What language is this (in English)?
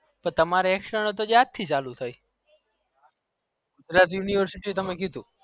Gujarati